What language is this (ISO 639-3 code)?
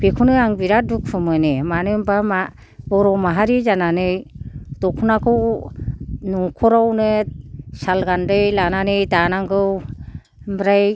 brx